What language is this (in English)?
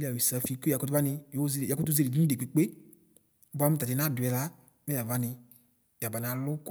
Ikposo